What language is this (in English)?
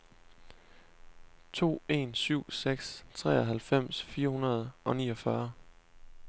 Danish